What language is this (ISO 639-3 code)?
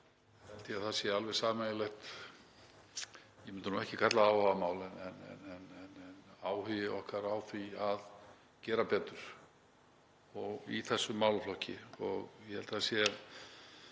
isl